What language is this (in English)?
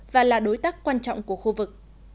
Vietnamese